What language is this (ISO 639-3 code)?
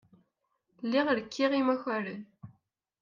kab